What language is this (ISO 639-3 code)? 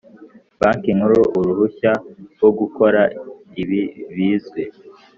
kin